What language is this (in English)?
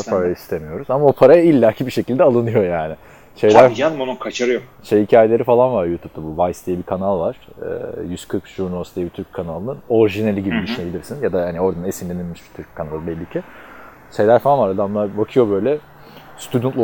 Turkish